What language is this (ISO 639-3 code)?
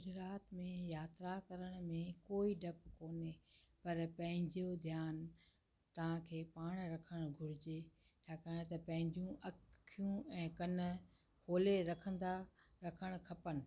snd